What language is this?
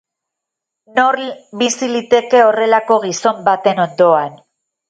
Basque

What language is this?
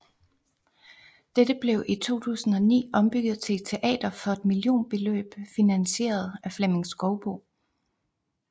Danish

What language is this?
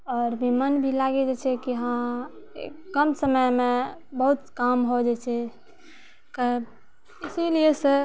Maithili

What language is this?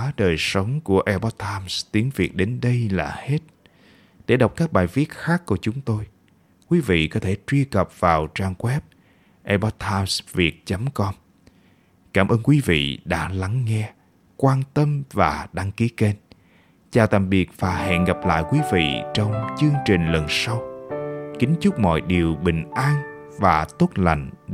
Vietnamese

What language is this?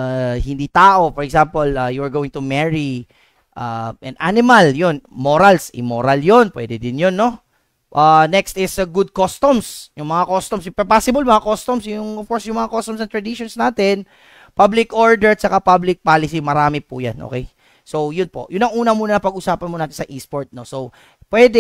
Filipino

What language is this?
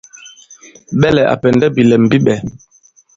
Bankon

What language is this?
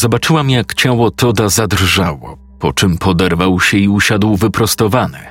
Polish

